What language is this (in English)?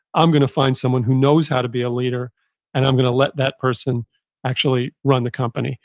English